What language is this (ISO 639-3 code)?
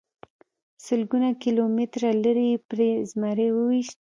pus